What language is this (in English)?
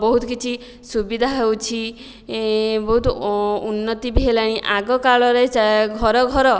Odia